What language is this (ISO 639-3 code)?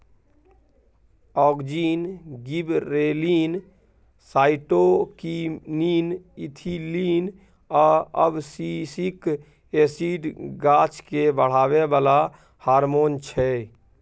mai